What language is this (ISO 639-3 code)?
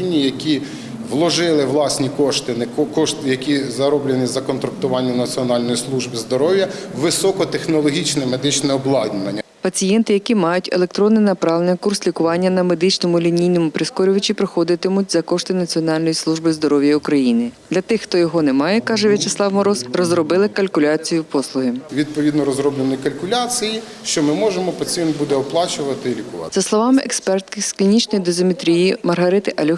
ukr